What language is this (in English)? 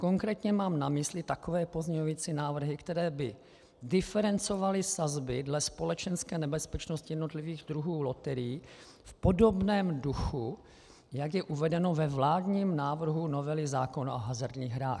Czech